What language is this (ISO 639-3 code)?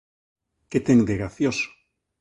glg